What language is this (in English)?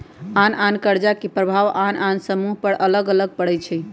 Magahi